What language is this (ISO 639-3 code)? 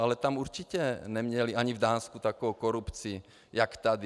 ces